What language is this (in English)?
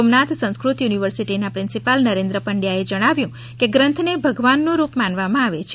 Gujarati